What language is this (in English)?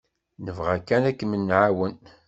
Kabyle